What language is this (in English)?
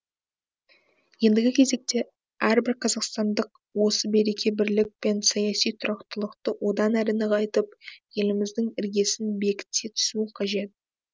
Kazakh